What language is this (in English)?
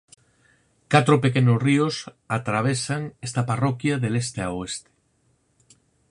Galician